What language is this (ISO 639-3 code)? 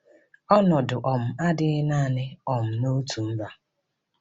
ibo